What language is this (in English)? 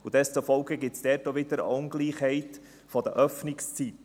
Swiss German